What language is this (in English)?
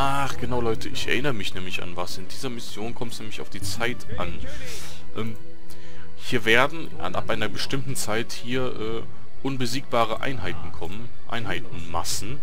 German